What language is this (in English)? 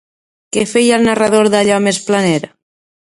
Catalan